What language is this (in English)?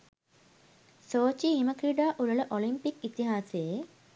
Sinhala